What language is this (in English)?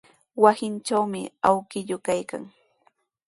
Sihuas Ancash Quechua